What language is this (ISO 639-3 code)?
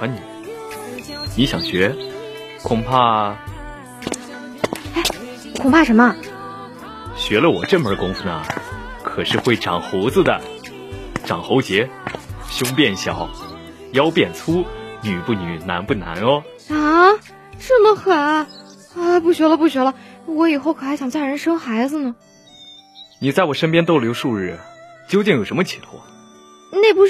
zho